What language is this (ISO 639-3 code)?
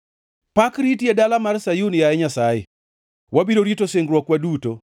luo